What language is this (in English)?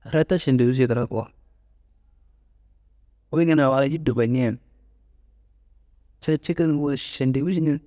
Kanembu